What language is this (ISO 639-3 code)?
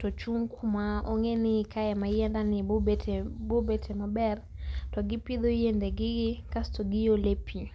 luo